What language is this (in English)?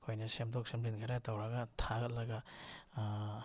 Manipuri